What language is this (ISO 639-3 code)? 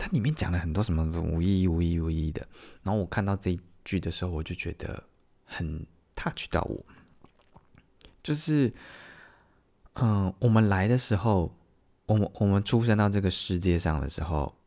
zho